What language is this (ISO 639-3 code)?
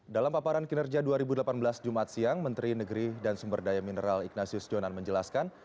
ind